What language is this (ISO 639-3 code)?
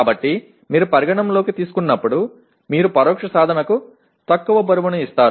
tel